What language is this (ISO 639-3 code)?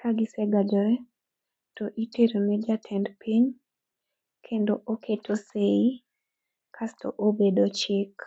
luo